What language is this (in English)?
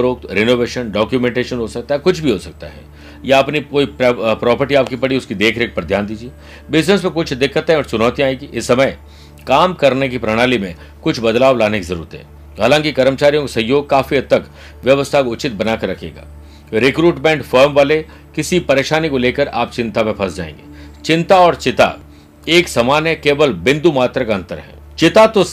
Hindi